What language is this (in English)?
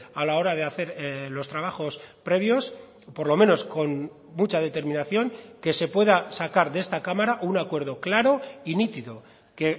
Spanish